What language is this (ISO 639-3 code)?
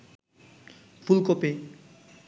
ben